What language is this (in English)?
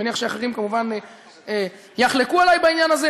Hebrew